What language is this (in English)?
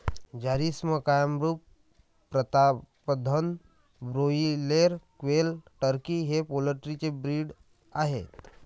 Marathi